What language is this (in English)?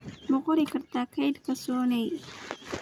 Somali